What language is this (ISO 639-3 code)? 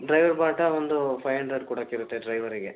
kan